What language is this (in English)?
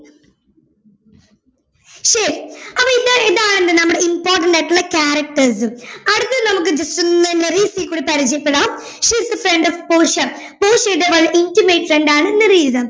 Malayalam